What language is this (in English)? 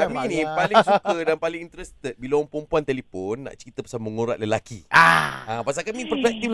Malay